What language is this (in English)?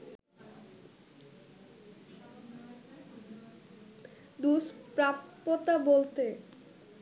Bangla